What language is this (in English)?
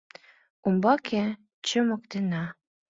Mari